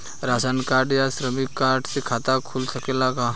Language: Bhojpuri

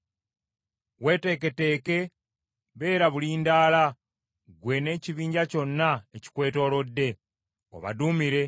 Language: Ganda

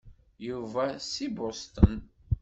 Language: Kabyle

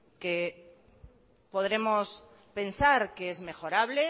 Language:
Spanish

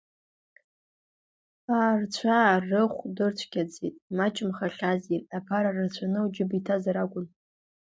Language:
Abkhazian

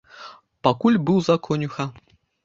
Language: Belarusian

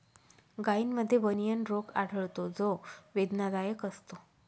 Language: Marathi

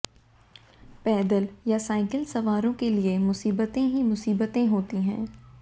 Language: Hindi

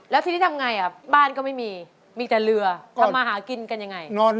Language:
Thai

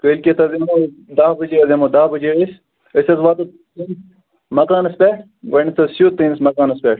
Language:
Kashmiri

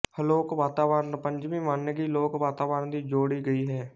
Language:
Punjabi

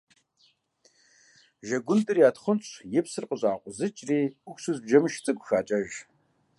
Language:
Kabardian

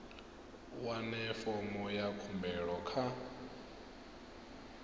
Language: Venda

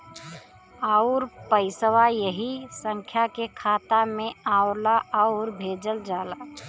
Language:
Bhojpuri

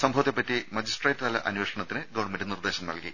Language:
Malayalam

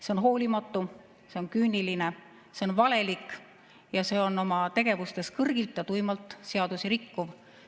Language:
Estonian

